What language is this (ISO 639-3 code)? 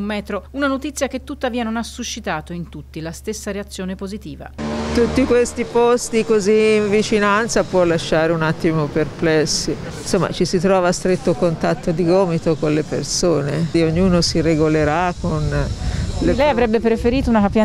ita